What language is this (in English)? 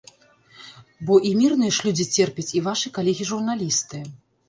Belarusian